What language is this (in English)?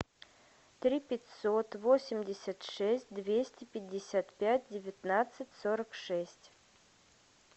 Russian